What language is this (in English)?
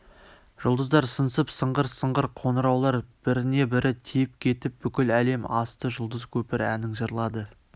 Kazakh